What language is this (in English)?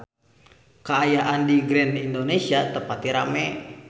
Sundanese